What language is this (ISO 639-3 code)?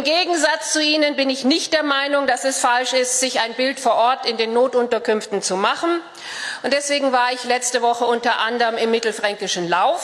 deu